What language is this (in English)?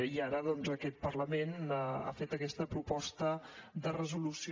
Catalan